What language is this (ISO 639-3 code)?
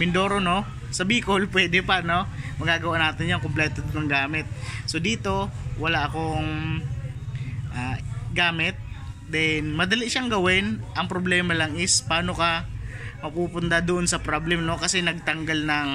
fil